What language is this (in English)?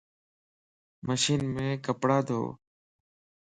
Lasi